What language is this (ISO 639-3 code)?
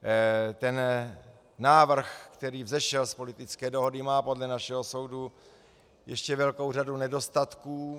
ces